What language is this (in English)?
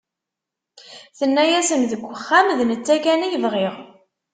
Kabyle